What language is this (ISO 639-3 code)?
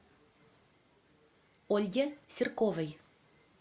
rus